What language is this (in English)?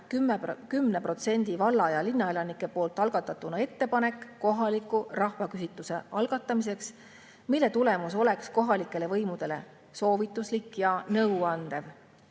Estonian